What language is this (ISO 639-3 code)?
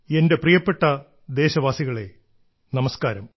mal